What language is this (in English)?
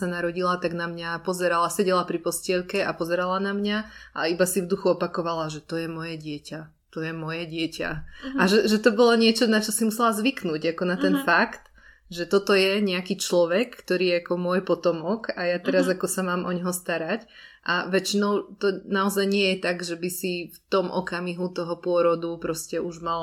Czech